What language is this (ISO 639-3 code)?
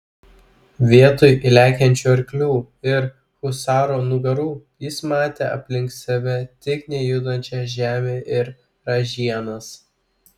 lit